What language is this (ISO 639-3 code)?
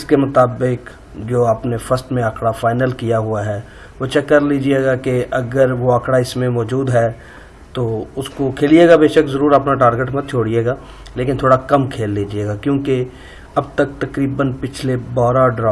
urd